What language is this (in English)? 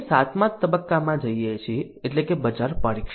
Gujarati